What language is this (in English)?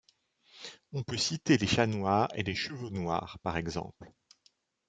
French